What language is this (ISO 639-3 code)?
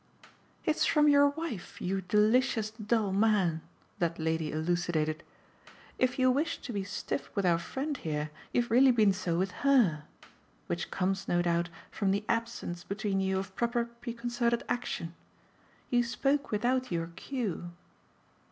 eng